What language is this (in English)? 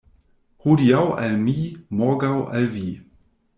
Esperanto